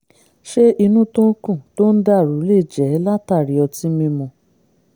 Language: Yoruba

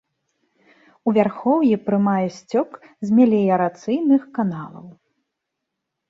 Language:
Belarusian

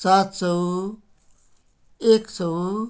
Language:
Nepali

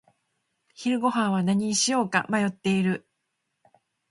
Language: Japanese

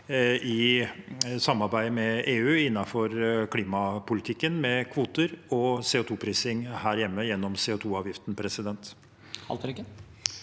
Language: Norwegian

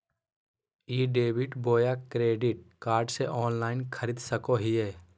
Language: Magahi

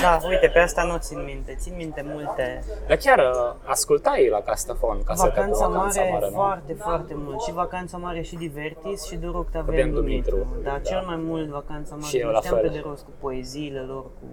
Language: Romanian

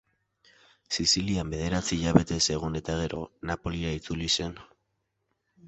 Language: Basque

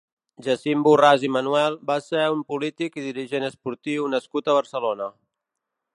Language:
Catalan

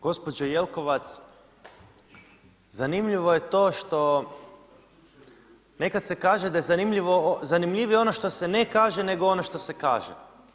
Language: Croatian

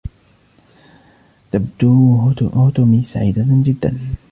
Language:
Arabic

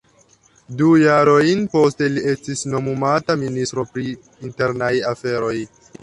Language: Esperanto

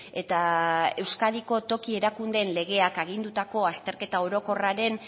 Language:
Basque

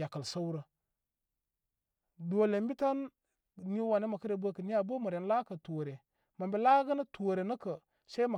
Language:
Koma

